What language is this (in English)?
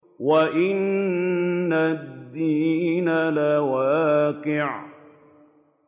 Arabic